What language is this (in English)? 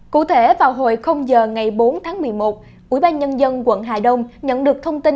Vietnamese